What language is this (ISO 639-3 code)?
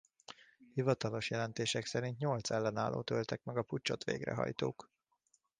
hun